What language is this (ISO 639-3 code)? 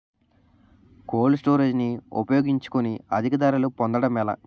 tel